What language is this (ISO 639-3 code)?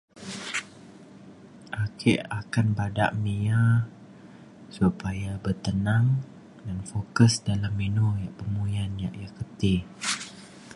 xkl